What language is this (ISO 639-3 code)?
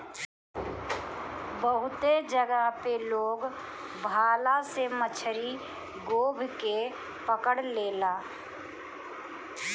bho